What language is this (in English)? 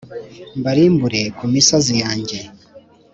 Kinyarwanda